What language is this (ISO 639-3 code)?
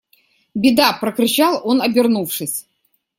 rus